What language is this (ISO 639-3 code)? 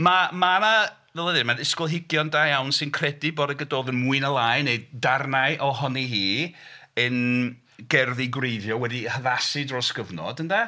cym